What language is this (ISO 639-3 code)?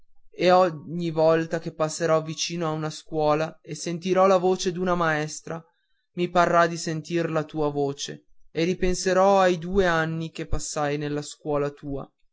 ita